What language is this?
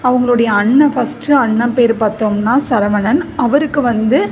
Tamil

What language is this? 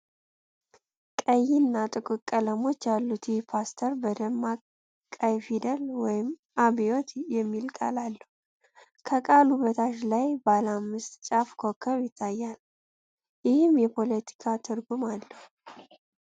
Amharic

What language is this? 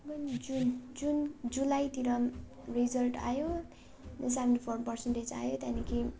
Nepali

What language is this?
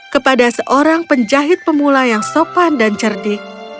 Indonesian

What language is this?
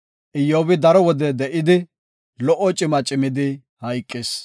Gofa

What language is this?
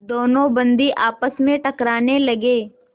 Hindi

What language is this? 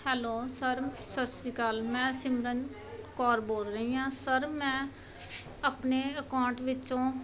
Punjabi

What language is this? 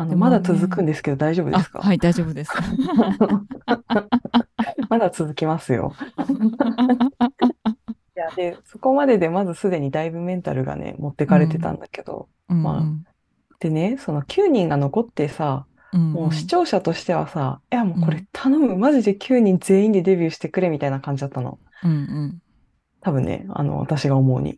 Japanese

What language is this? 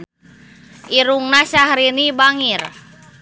Sundanese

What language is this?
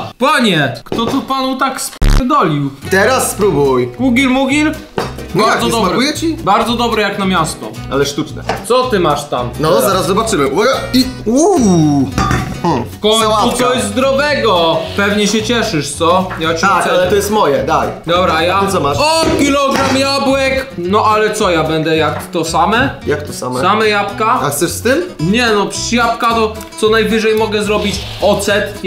Polish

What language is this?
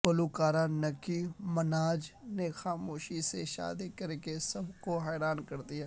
Urdu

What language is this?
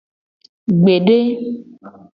Gen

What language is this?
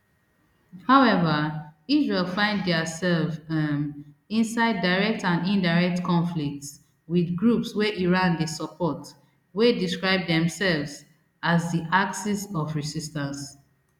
Nigerian Pidgin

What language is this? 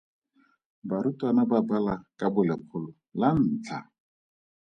Tswana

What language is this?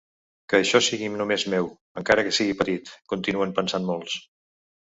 Catalan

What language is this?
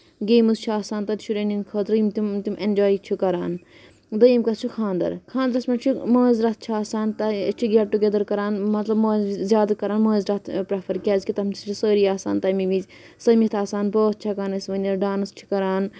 Kashmiri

